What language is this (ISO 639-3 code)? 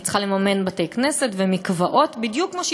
heb